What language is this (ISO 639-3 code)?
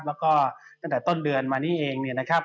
tha